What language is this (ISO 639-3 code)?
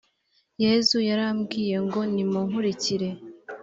kin